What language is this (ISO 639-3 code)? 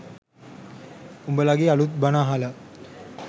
sin